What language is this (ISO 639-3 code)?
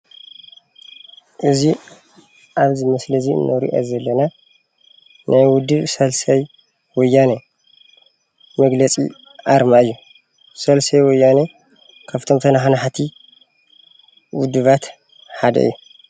tir